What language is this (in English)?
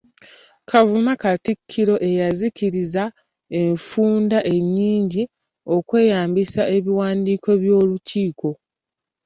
Ganda